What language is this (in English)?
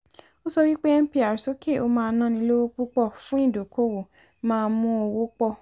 Yoruba